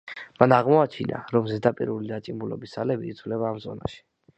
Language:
Georgian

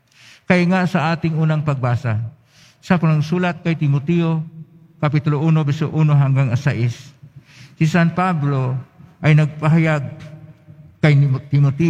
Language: Filipino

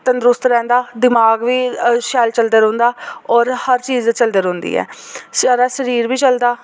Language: Dogri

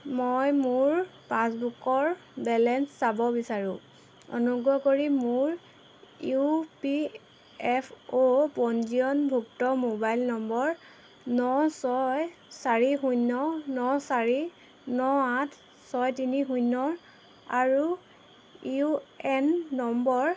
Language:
Assamese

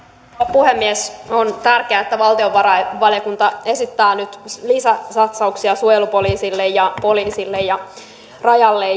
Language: Finnish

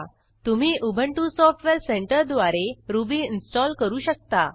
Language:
Marathi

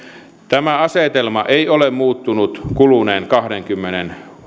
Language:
Finnish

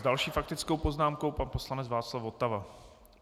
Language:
Czech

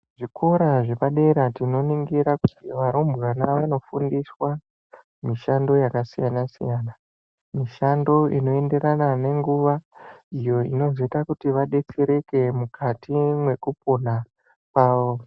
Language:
Ndau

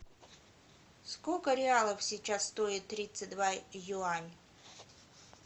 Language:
Russian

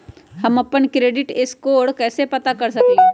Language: Magahi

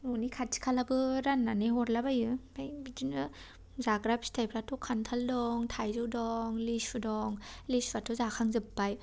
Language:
Bodo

